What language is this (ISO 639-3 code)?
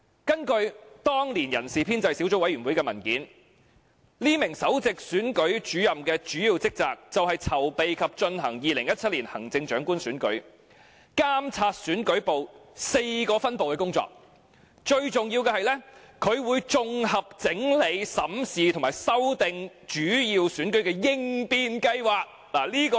yue